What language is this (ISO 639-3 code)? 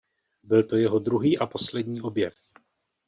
ces